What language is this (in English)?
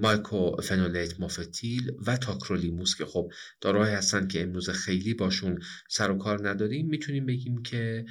Persian